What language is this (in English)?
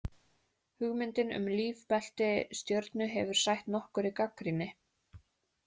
Icelandic